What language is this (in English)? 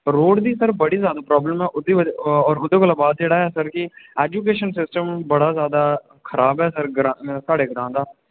Dogri